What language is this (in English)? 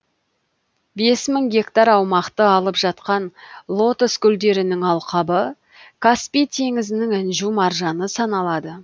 Kazakh